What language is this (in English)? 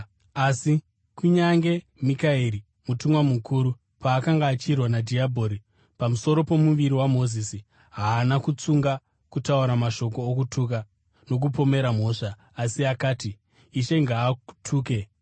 Shona